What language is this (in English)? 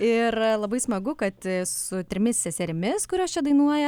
Lithuanian